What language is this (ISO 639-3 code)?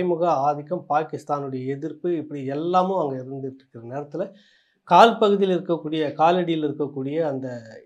tam